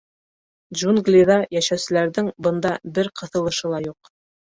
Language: Bashkir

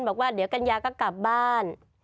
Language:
Thai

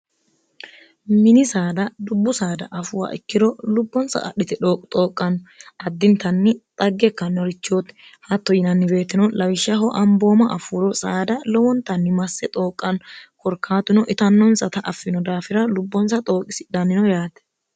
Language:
Sidamo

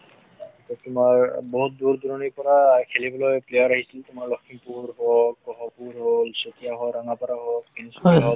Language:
Assamese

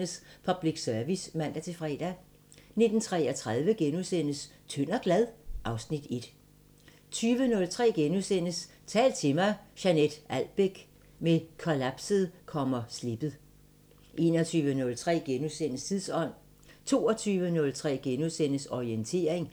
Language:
Danish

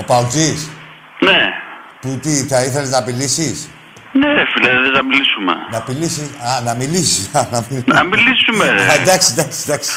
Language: Greek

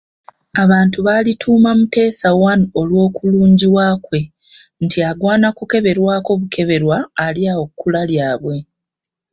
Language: Ganda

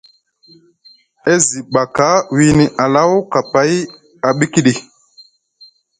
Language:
Musgu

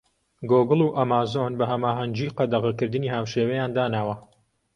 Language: Central Kurdish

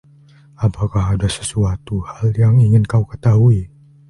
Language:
Indonesian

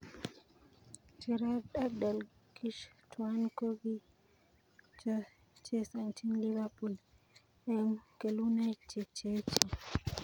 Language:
Kalenjin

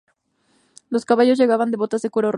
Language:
Spanish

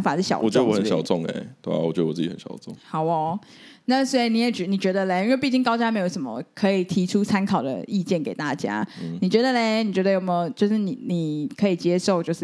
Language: Chinese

